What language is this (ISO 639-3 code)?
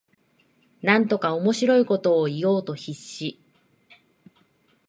jpn